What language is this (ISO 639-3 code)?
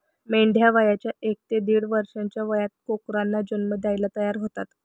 mar